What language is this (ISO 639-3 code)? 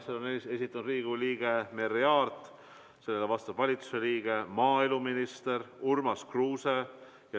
est